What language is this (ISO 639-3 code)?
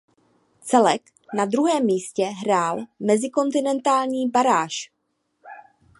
ces